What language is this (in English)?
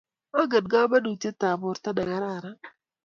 Kalenjin